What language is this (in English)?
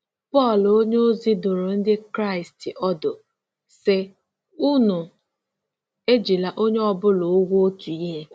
Igbo